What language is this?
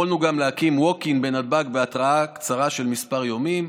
Hebrew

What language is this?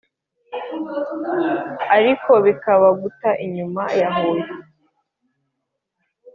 Kinyarwanda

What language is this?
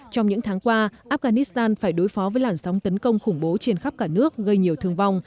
Vietnamese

